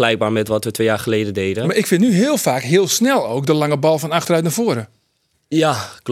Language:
Dutch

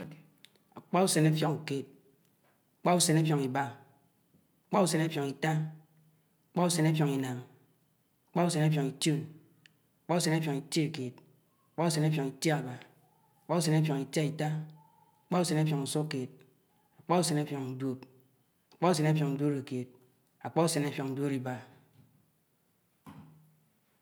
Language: Anaang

